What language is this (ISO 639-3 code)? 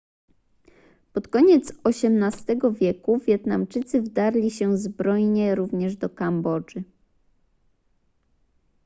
pol